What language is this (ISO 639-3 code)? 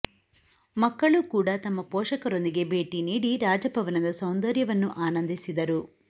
kan